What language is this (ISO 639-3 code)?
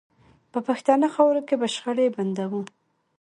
pus